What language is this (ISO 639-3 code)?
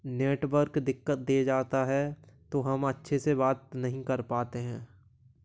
hin